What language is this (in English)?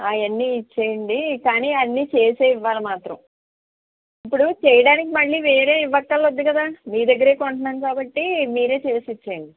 Telugu